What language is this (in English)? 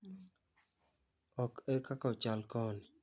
Luo (Kenya and Tanzania)